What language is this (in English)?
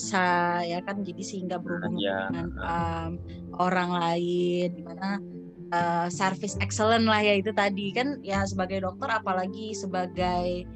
Indonesian